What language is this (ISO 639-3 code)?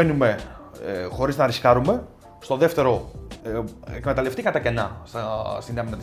ell